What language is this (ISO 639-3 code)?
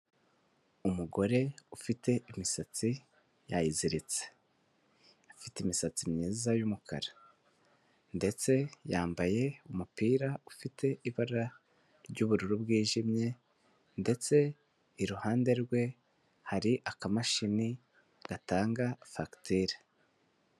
kin